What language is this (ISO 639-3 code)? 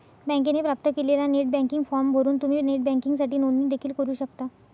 mar